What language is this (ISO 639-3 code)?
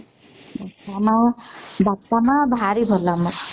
ori